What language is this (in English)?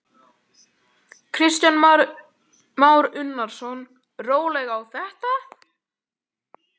Icelandic